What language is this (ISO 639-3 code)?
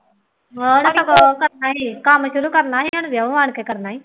pan